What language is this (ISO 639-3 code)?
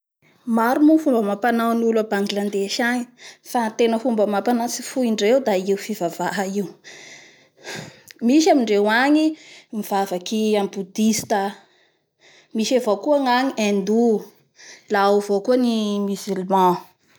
bhr